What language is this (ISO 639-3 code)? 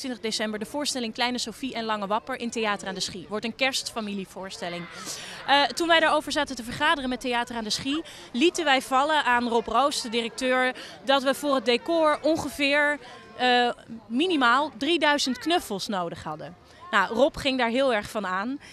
nld